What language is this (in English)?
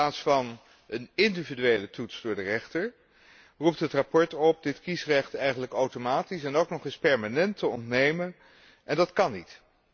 Dutch